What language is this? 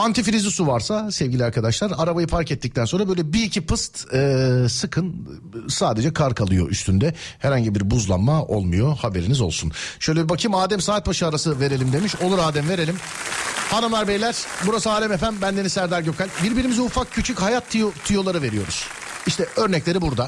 Turkish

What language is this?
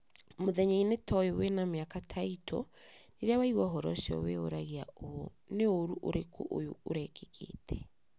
Kikuyu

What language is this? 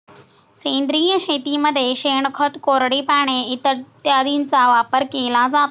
Marathi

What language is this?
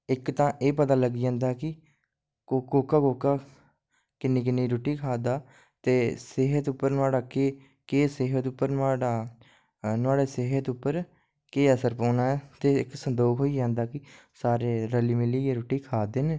Dogri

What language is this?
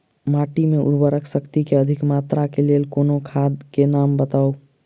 Maithili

